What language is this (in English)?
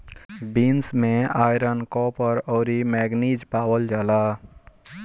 Bhojpuri